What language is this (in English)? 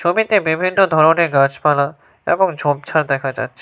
Bangla